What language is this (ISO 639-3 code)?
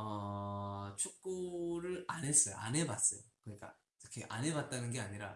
kor